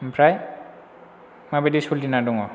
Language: Bodo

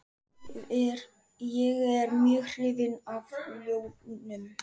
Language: Icelandic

